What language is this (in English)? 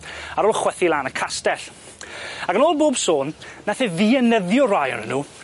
Welsh